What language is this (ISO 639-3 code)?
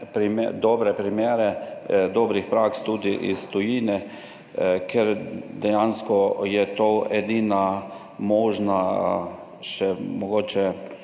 slv